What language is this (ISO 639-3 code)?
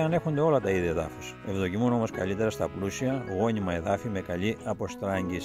ell